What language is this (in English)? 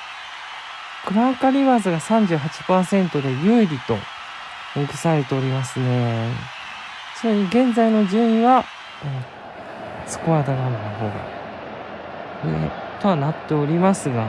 Japanese